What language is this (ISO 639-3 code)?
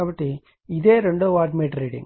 tel